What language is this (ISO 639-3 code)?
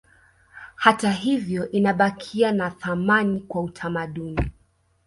swa